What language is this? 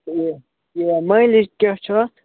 Kashmiri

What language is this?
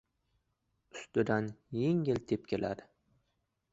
Uzbek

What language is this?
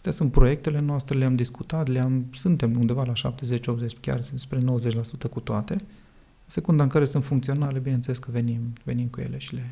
Romanian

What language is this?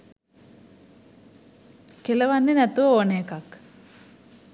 Sinhala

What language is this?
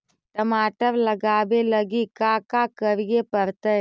Magahi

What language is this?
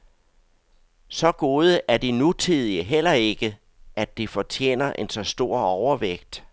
Danish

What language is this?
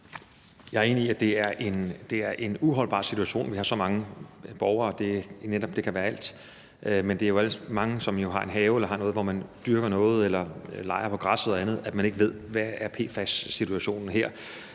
Danish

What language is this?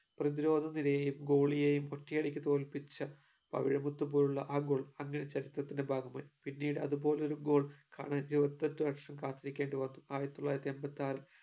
Malayalam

